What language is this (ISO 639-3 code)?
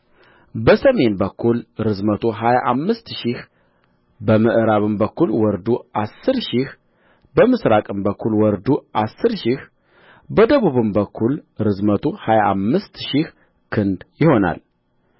amh